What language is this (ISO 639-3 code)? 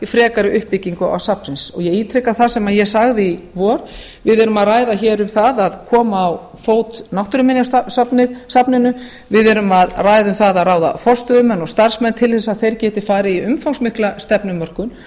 isl